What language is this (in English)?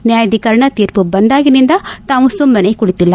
Kannada